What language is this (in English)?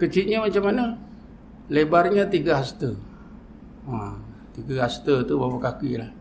Malay